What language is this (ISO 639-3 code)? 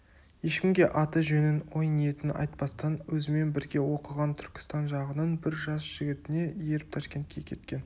kaz